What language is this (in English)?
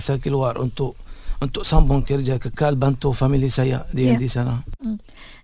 Malay